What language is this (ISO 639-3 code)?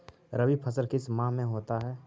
mag